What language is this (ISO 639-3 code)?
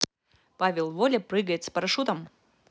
rus